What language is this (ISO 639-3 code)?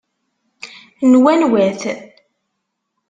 kab